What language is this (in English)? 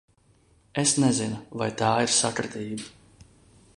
Latvian